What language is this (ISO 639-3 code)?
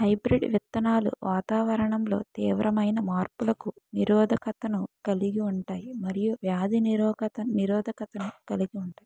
tel